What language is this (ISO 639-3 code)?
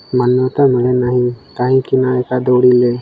ori